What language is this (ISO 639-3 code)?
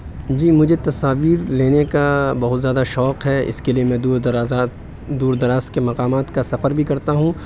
urd